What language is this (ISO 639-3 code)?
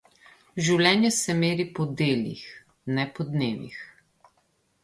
slv